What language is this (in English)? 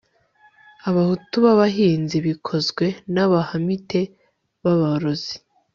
Kinyarwanda